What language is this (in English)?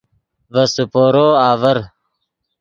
Yidgha